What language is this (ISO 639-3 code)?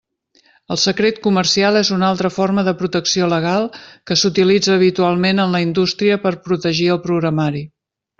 cat